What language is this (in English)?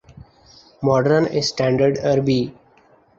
Urdu